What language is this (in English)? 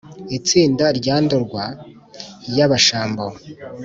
Kinyarwanda